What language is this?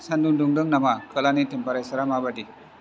Bodo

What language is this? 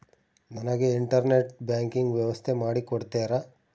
Kannada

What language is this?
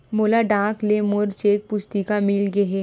Chhattisgarhi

